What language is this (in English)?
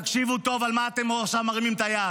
Hebrew